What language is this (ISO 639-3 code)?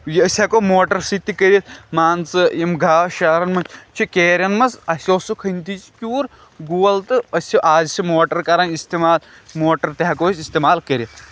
kas